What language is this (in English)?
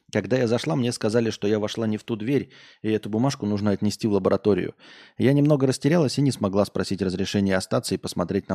Russian